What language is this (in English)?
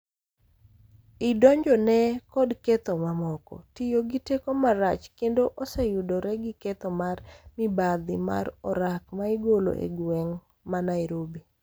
Luo (Kenya and Tanzania)